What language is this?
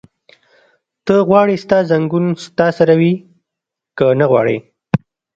Pashto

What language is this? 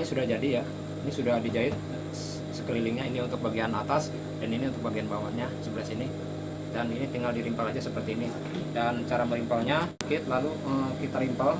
Indonesian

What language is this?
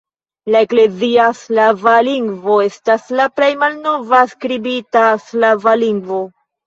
Esperanto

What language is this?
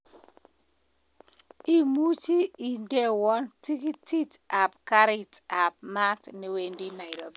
Kalenjin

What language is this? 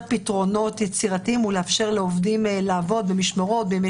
Hebrew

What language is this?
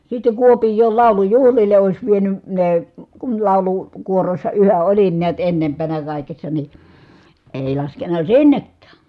Finnish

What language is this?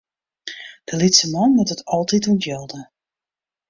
Western Frisian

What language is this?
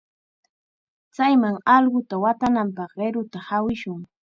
Chiquián Ancash Quechua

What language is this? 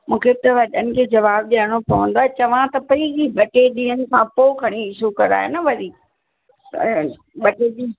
Sindhi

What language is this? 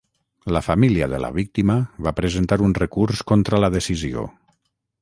Catalan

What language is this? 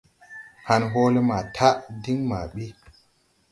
Tupuri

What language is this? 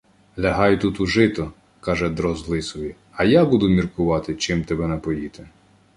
Ukrainian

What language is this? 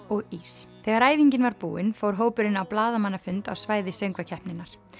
Icelandic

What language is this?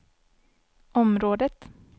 Swedish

